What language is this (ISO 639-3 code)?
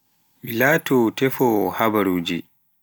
fuf